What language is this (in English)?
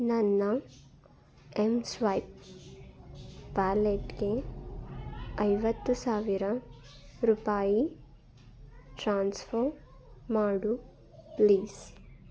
Kannada